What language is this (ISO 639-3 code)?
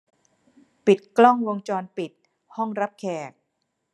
tha